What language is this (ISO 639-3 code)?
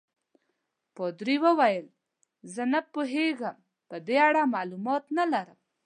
pus